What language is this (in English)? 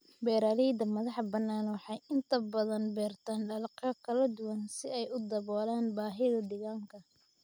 Somali